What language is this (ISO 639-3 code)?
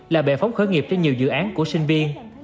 vie